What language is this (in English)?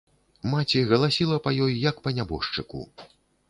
Belarusian